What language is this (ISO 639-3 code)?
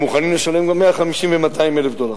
heb